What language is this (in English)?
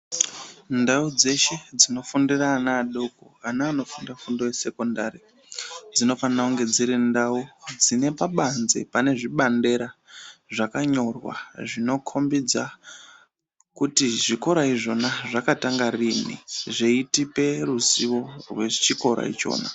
Ndau